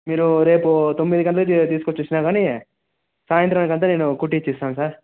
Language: Telugu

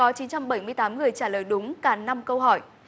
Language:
Vietnamese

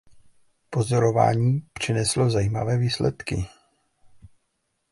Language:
Czech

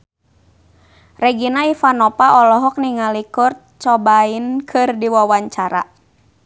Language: Sundanese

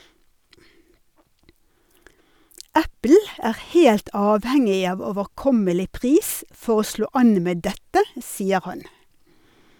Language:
Norwegian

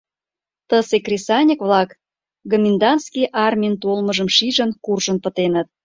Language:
Mari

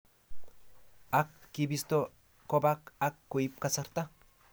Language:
Kalenjin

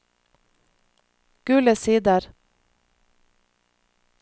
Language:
Norwegian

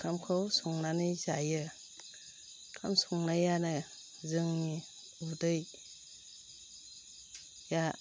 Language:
Bodo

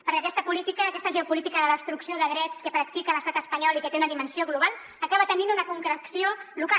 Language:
Catalan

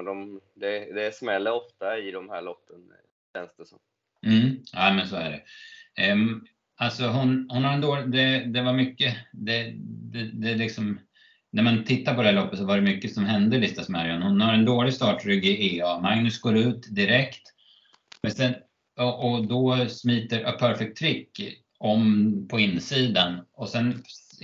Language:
Swedish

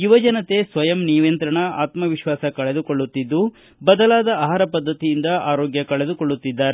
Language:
Kannada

